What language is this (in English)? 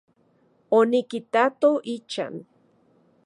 Central Puebla Nahuatl